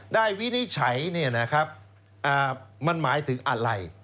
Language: Thai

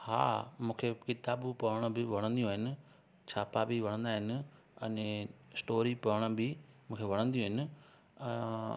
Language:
Sindhi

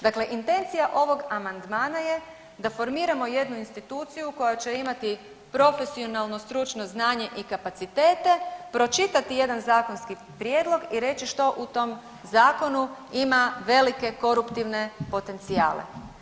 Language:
Croatian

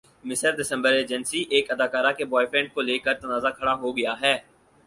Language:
Urdu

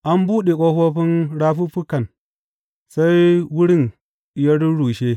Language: Hausa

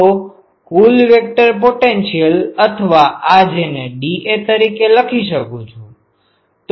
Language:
Gujarati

